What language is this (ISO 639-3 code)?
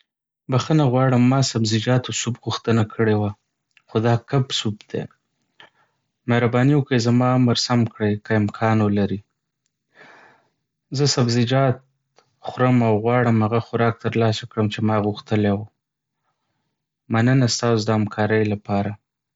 pus